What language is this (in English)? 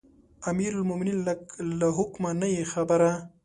Pashto